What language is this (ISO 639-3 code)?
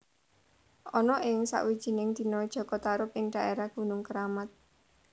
jav